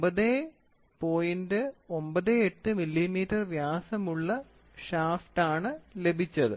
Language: Malayalam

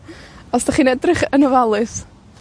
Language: Welsh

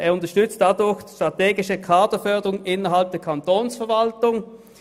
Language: Swiss German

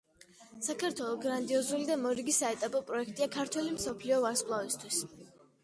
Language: Georgian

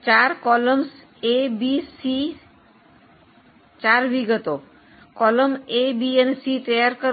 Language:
Gujarati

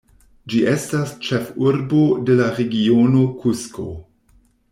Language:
Esperanto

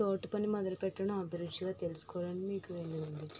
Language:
Telugu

